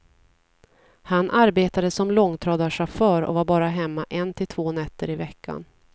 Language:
Swedish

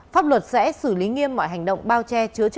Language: Vietnamese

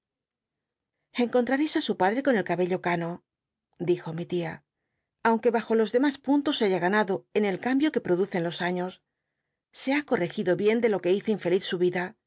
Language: Spanish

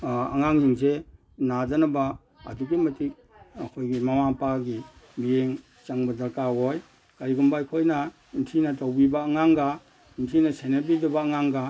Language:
Manipuri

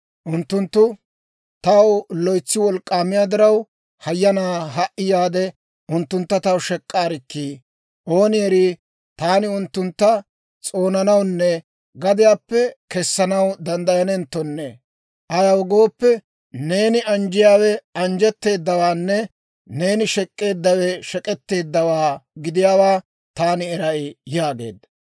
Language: Dawro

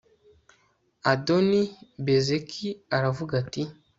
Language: Kinyarwanda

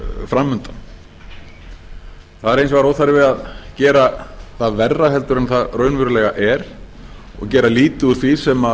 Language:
Icelandic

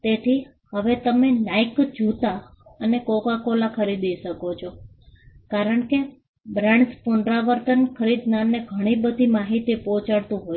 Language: Gujarati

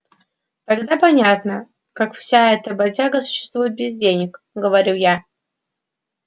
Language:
Russian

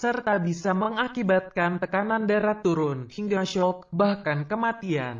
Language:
Indonesian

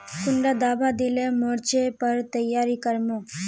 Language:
Magahi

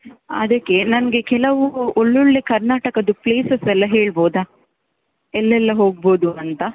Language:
Kannada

